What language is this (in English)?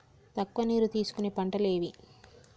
Telugu